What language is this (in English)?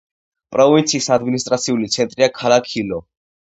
Georgian